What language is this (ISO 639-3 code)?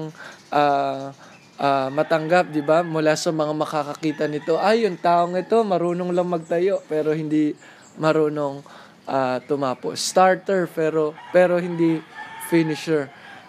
fil